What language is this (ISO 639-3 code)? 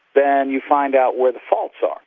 eng